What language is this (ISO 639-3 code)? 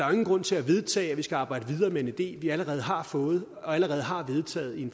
dan